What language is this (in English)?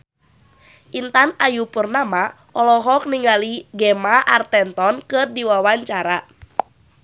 Sundanese